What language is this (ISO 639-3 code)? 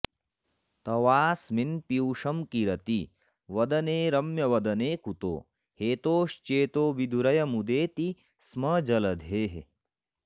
san